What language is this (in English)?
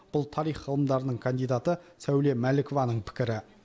Kazakh